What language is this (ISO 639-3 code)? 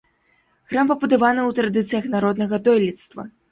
bel